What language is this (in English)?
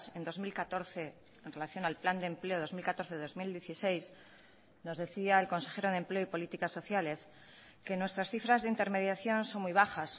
Spanish